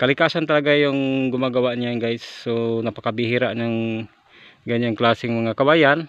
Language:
Filipino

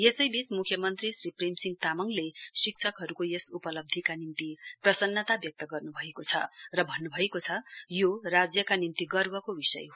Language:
Nepali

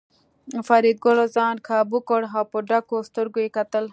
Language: Pashto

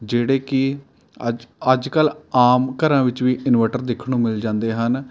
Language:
Punjabi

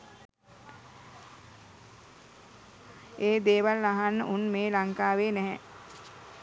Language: Sinhala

